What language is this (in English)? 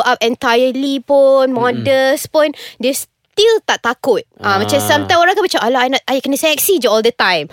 Malay